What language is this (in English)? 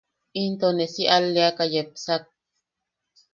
Yaqui